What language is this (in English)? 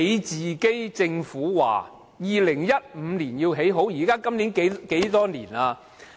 Cantonese